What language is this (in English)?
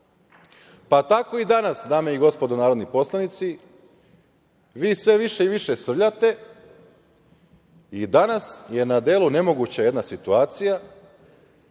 Serbian